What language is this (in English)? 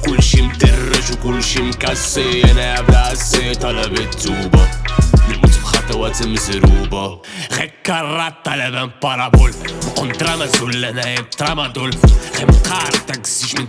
Arabic